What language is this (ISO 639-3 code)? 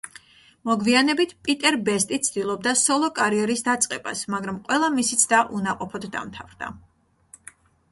kat